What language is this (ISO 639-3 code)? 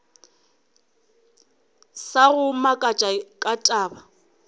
nso